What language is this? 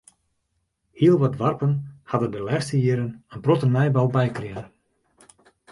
Western Frisian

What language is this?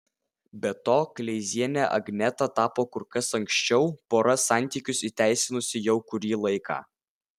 Lithuanian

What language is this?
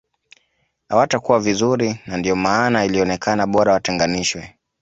Swahili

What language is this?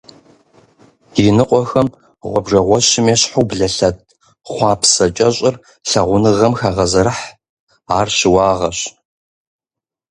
Kabardian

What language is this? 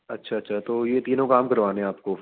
Urdu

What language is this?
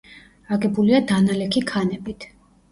Georgian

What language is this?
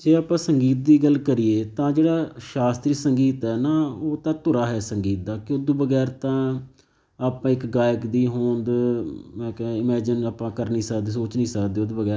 Punjabi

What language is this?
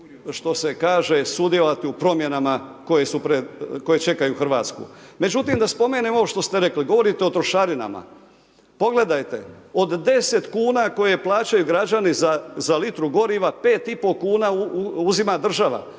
Croatian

